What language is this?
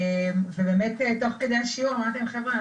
Hebrew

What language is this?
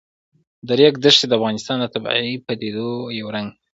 Pashto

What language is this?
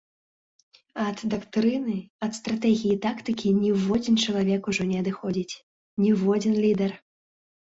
Belarusian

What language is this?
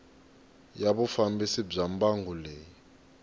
Tsonga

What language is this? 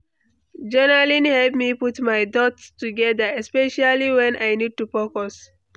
Nigerian Pidgin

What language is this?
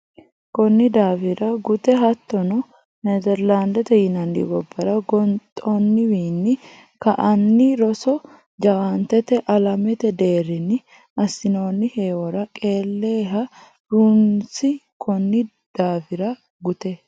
Sidamo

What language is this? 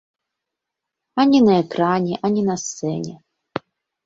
Belarusian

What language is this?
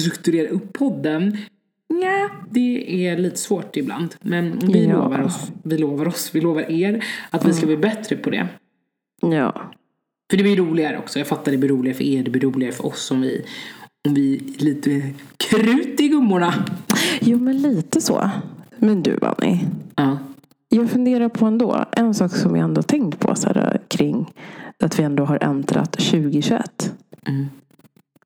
Swedish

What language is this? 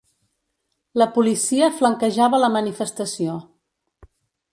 Catalan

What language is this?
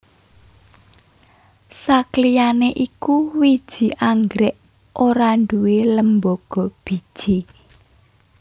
Javanese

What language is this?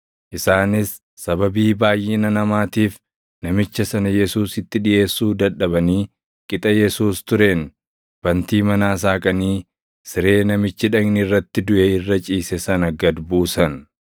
Oromo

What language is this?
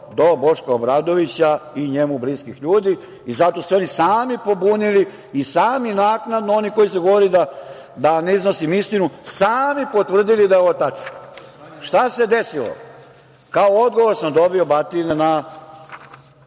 Serbian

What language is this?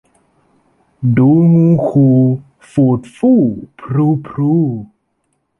Thai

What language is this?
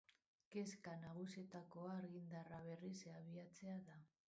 Basque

